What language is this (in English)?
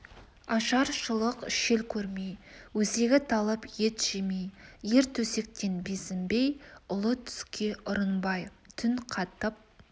Kazakh